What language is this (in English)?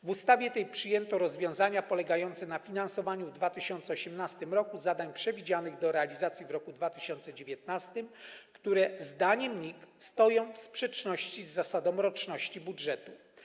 Polish